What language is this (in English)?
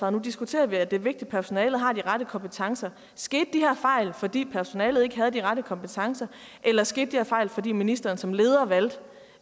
Danish